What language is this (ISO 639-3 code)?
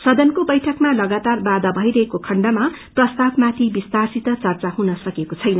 nep